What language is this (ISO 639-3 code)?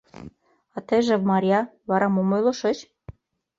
chm